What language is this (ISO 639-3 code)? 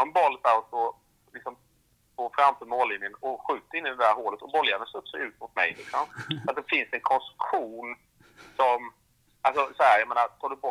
swe